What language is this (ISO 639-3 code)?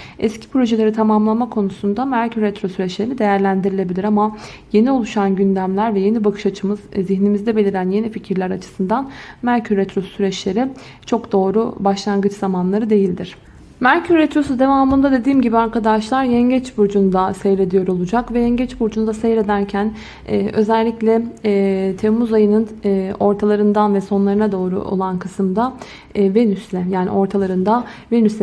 tur